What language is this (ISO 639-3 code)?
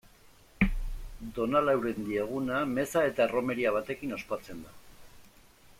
eus